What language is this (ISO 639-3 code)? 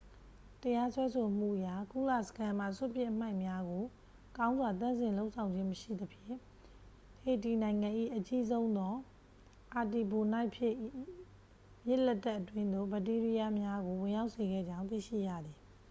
mya